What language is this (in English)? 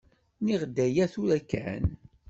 Kabyle